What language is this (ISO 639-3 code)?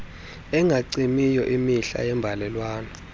xho